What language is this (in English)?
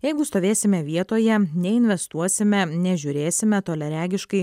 Lithuanian